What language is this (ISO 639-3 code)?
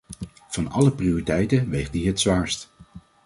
nld